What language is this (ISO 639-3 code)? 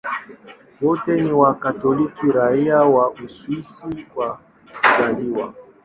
swa